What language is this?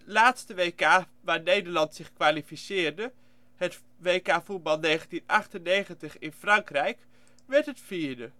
Dutch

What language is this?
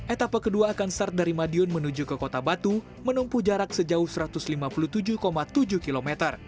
Indonesian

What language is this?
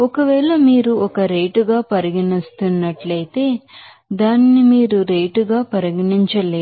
Telugu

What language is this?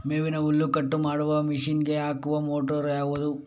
Kannada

